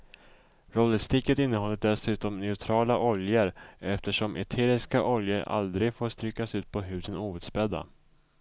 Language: Swedish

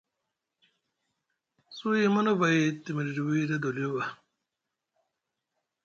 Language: Musgu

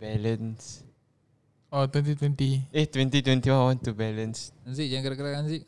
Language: Malay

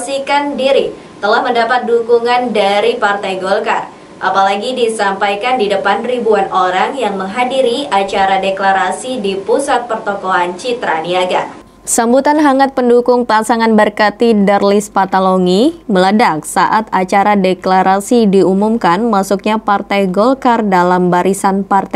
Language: Indonesian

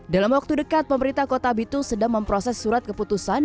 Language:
Indonesian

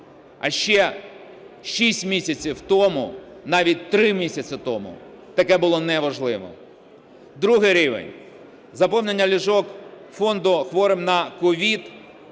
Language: Ukrainian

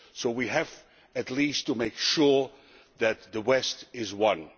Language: English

